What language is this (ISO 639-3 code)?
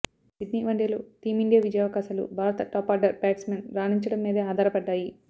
tel